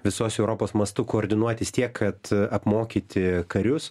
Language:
Lithuanian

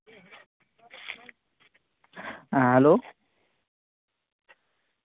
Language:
Santali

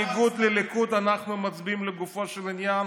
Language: Hebrew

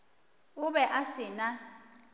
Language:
Northern Sotho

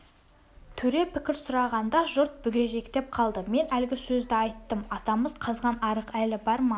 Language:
Kazakh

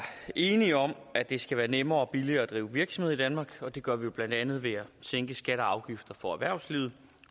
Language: Danish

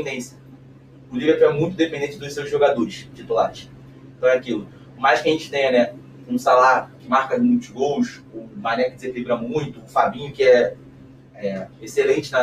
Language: Portuguese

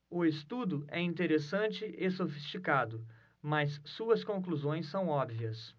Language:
Portuguese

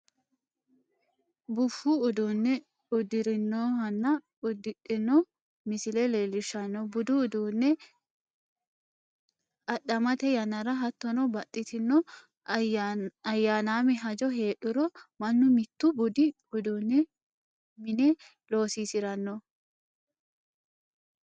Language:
Sidamo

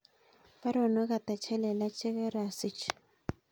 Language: Kalenjin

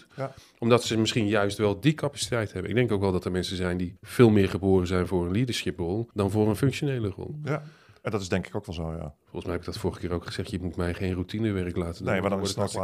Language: Dutch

